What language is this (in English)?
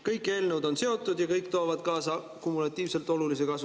Estonian